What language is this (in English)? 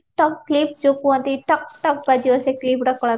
Odia